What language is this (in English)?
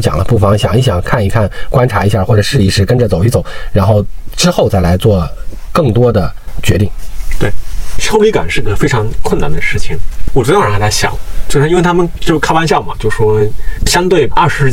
Chinese